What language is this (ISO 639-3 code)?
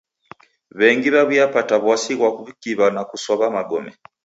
dav